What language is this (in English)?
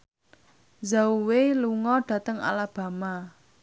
Javanese